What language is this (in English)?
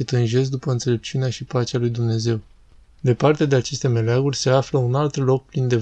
Romanian